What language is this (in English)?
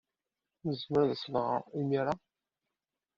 Kabyle